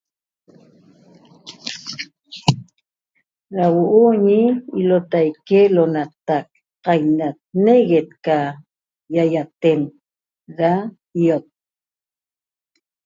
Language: Toba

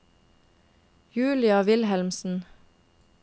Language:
Norwegian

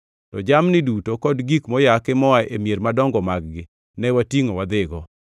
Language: Luo (Kenya and Tanzania)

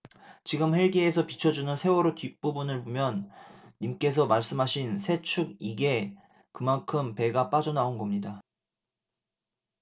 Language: Korean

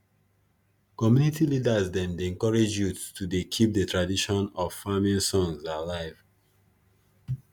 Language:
Nigerian Pidgin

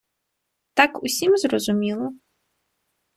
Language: Ukrainian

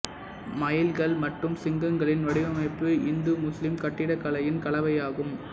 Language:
Tamil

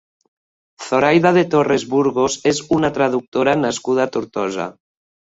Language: Catalan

